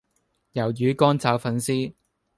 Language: Cantonese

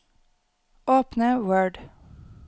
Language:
Norwegian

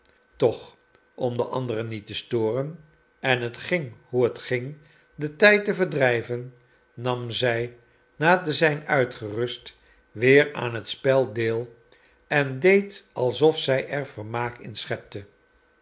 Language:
Dutch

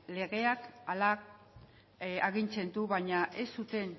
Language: Basque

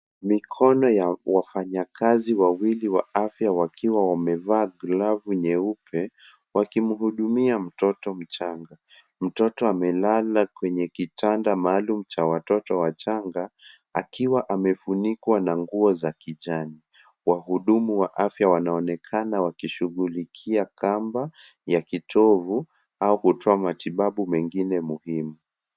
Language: Swahili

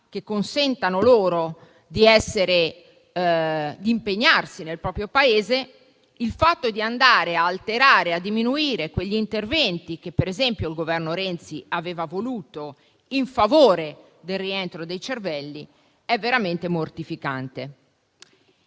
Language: Italian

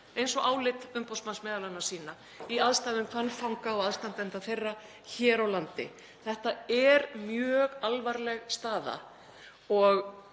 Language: Icelandic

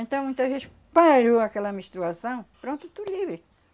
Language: Portuguese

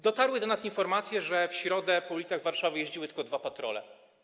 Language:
Polish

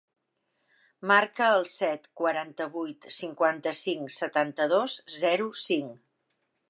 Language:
Catalan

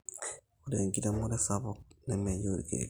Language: Masai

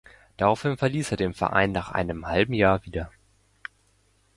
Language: German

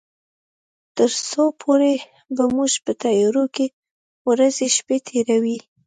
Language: Pashto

